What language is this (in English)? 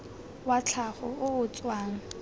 Tswana